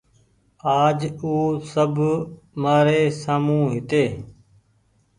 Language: Goaria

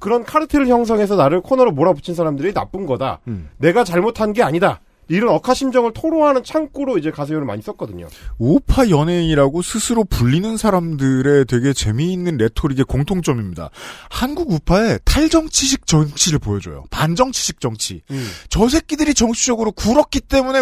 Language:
Korean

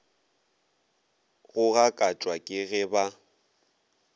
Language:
Northern Sotho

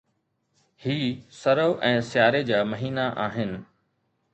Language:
Sindhi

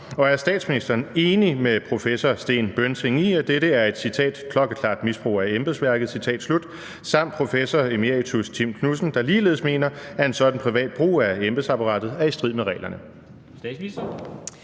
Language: Danish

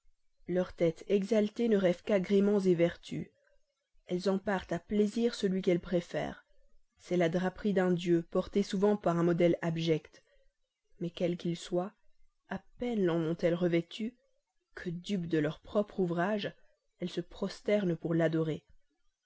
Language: French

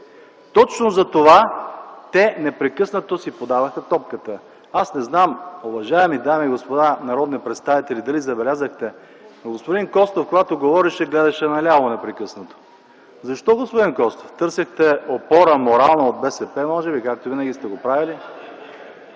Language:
Bulgarian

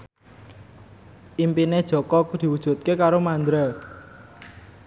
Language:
Javanese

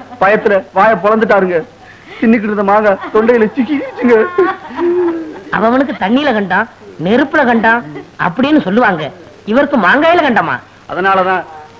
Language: Hindi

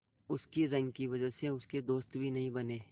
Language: Hindi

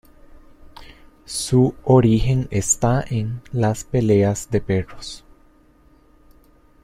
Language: Spanish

